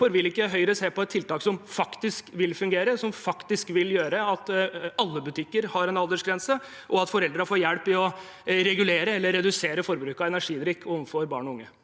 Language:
Norwegian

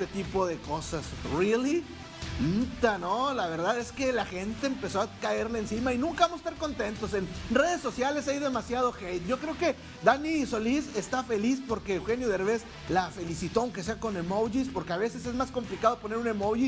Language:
Spanish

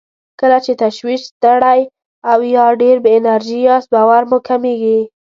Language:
Pashto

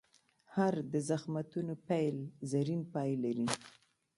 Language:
Pashto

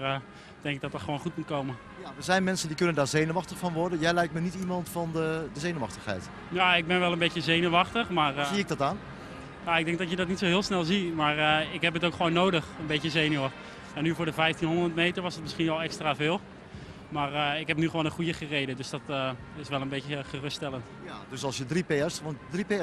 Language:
Dutch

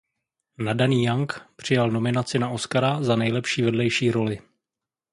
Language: Czech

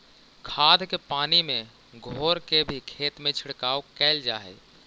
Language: Magahi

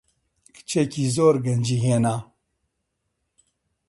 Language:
Central Kurdish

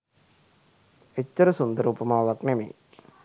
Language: Sinhala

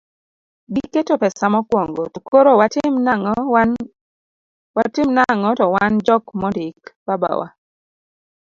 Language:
Luo (Kenya and Tanzania)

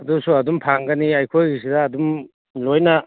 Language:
Manipuri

